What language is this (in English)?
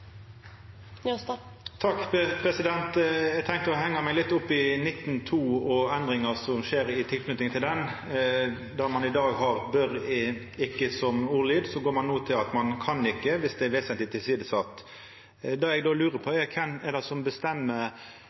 Norwegian Nynorsk